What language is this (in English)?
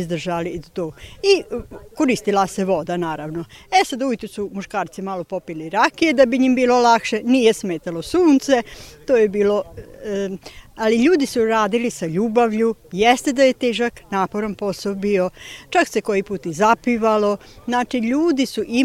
Croatian